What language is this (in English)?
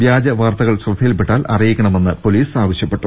Malayalam